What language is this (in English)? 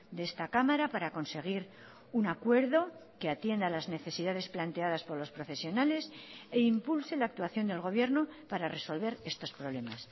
Spanish